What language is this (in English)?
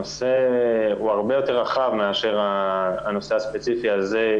Hebrew